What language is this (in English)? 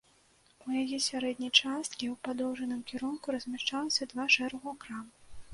Belarusian